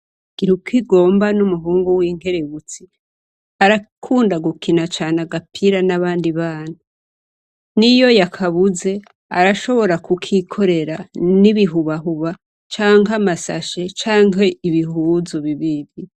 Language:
Rundi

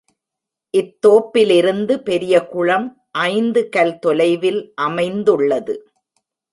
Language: Tamil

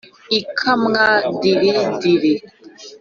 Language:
Kinyarwanda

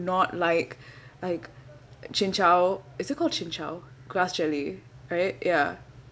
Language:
English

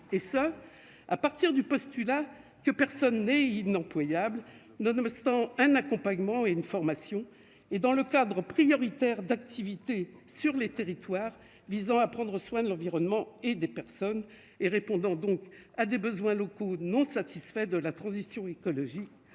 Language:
French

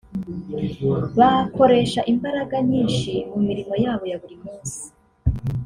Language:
Kinyarwanda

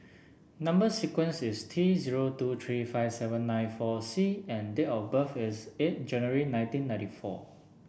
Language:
English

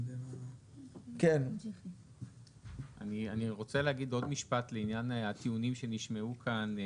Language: Hebrew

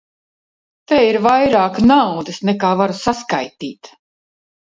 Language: Latvian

